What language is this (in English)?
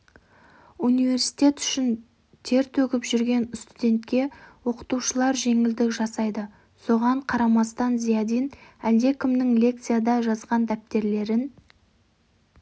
Kazakh